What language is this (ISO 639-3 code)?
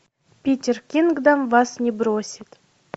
rus